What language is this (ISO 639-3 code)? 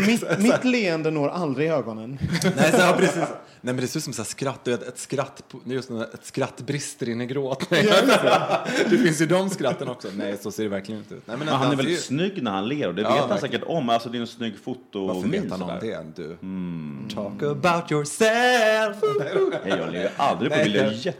swe